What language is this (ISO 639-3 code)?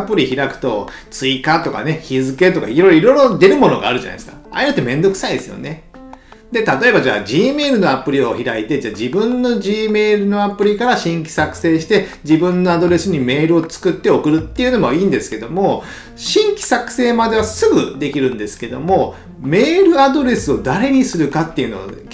jpn